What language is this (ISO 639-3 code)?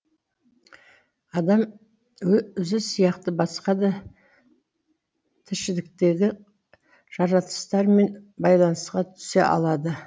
kaz